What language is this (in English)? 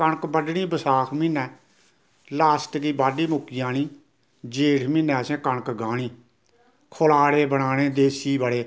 Dogri